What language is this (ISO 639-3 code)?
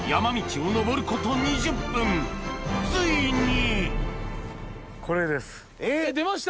jpn